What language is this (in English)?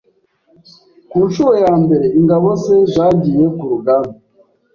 Kinyarwanda